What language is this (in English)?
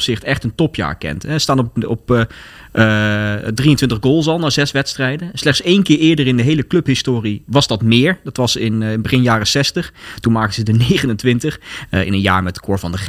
Dutch